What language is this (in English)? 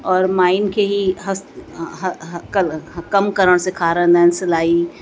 Sindhi